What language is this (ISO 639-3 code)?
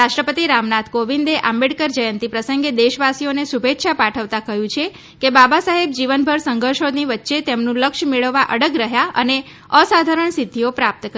guj